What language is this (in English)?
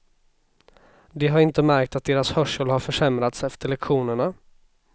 Swedish